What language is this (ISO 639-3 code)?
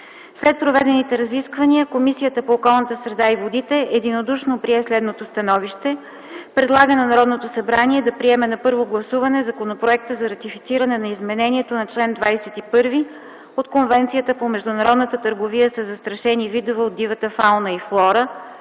bul